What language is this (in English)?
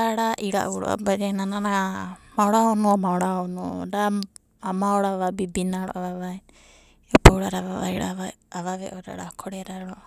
Abadi